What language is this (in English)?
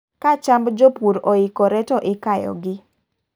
Luo (Kenya and Tanzania)